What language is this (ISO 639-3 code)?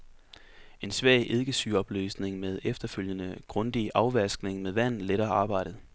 dan